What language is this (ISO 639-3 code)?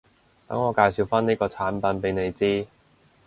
yue